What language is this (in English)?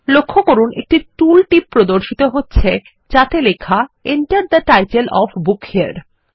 Bangla